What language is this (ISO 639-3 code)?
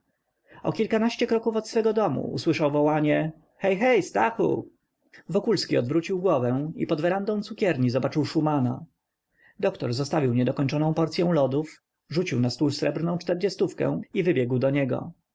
pol